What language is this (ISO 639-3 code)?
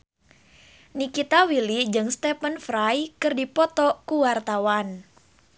sun